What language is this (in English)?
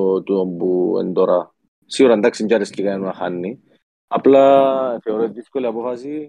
Greek